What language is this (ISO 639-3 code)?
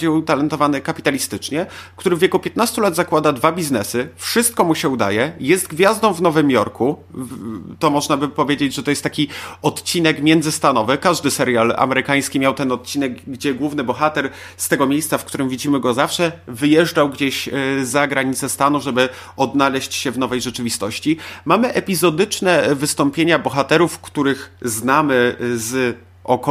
pol